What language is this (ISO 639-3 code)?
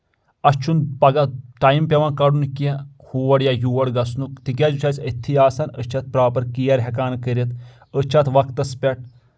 kas